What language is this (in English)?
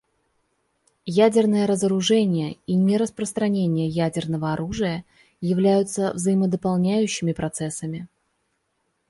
Russian